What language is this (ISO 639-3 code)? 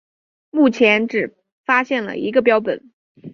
zho